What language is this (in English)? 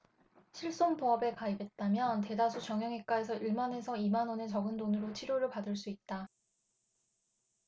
Korean